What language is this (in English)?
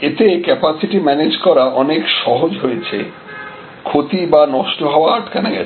Bangla